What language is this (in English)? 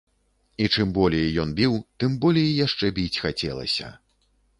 Belarusian